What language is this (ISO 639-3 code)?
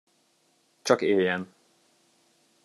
hun